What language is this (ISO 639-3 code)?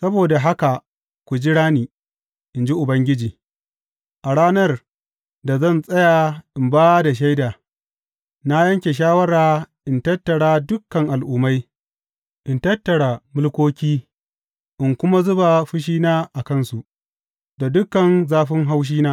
hau